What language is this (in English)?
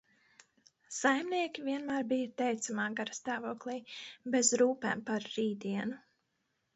Latvian